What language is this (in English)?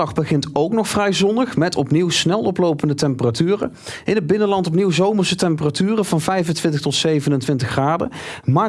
Dutch